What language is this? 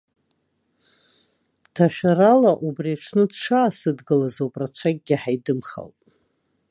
Abkhazian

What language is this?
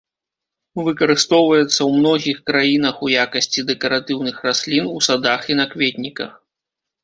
Belarusian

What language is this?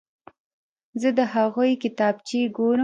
Pashto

